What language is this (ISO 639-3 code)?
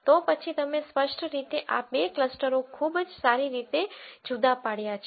guj